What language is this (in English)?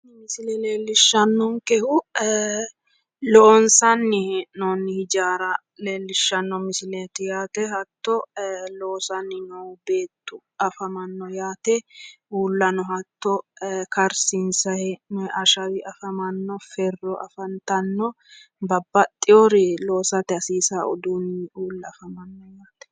Sidamo